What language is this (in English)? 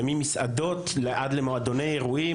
Hebrew